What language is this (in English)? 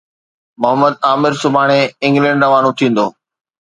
Sindhi